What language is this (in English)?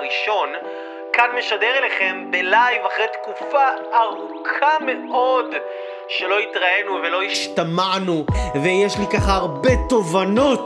Hebrew